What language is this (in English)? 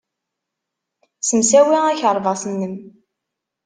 Kabyle